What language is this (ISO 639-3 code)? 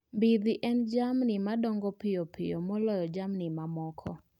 luo